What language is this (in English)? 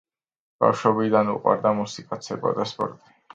Georgian